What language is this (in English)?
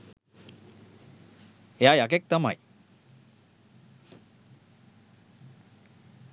Sinhala